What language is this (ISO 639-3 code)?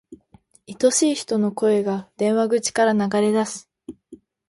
jpn